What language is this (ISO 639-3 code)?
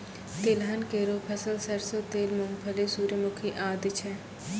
mai